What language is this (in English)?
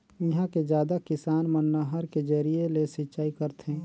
Chhattisgarhi